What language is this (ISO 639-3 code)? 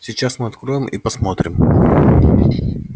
rus